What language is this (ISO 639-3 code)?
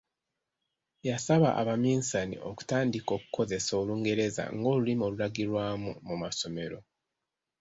lug